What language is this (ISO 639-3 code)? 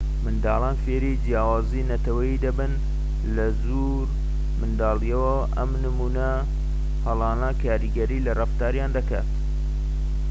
ckb